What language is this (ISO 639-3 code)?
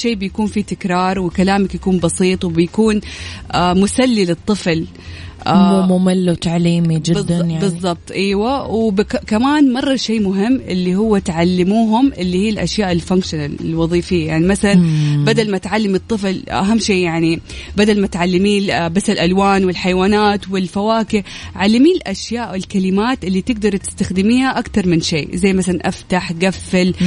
ara